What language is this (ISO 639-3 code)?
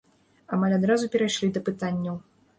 bel